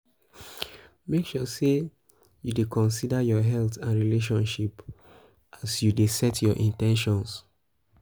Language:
Nigerian Pidgin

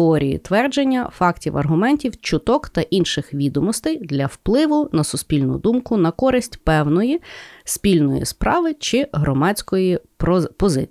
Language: Ukrainian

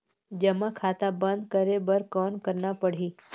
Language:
Chhattisgarhi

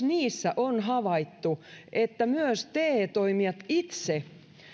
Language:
Finnish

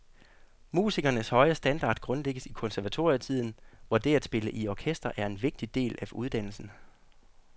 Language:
Danish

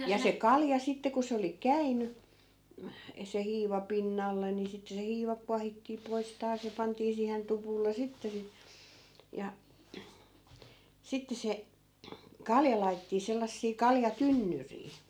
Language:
Finnish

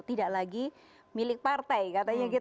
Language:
Indonesian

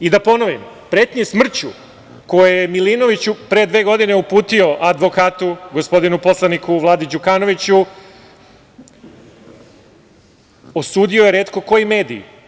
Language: Serbian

